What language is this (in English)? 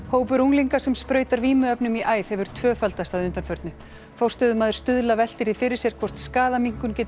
Icelandic